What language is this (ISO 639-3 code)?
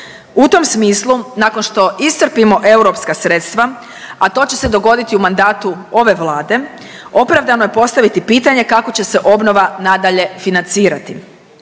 hrv